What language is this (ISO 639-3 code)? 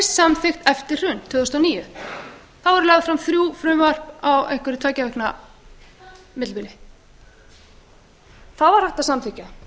isl